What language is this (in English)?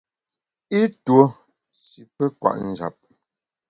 Bamun